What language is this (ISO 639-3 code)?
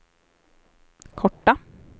swe